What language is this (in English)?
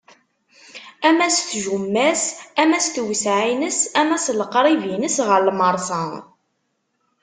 Kabyle